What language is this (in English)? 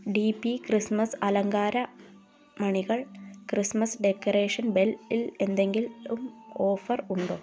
Malayalam